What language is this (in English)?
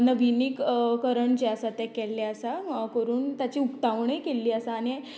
Konkani